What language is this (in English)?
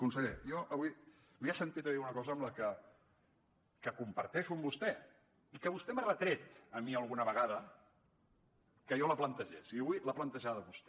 Catalan